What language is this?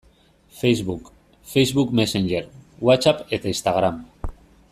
Basque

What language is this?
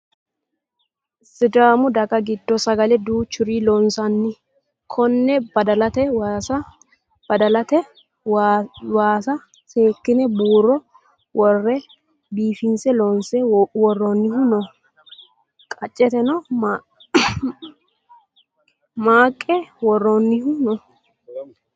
Sidamo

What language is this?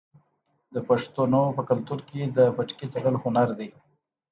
Pashto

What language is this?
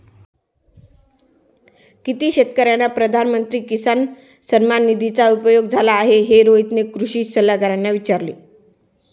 Marathi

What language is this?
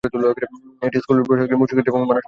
Bangla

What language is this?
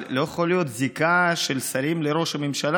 Hebrew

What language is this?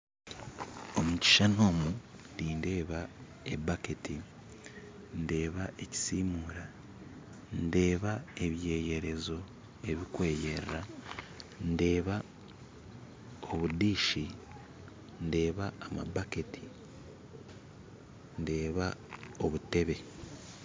Nyankole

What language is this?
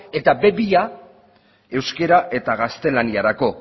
Basque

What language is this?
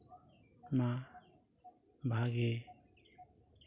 Santali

